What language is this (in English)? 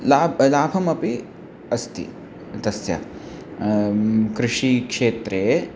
Sanskrit